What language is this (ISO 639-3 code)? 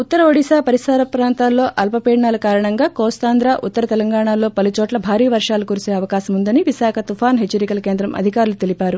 tel